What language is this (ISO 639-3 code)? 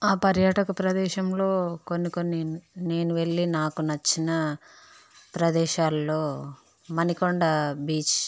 tel